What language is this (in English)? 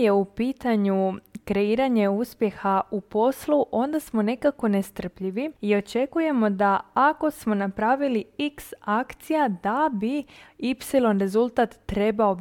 Croatian